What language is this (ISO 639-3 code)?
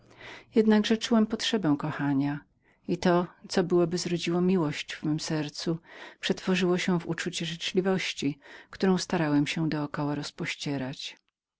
pol